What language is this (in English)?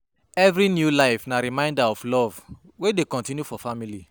Nigerian Pidgin